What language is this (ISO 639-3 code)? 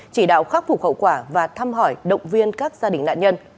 vie